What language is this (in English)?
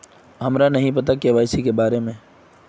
Magahi